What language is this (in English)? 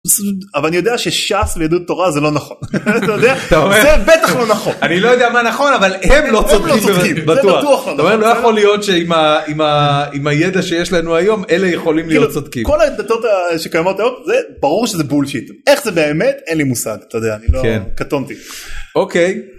Hebrew